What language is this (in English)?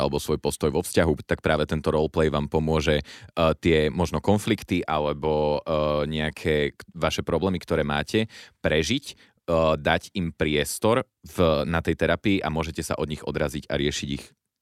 Slovak